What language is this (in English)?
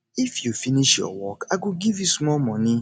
Nigerian Pidgin